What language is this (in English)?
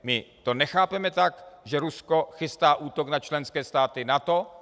Czech